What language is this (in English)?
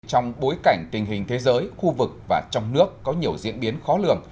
Vietnamese